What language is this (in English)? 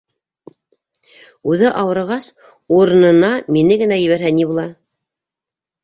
Bashkir